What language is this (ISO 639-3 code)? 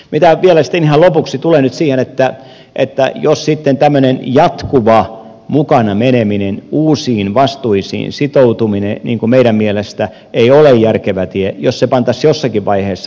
fin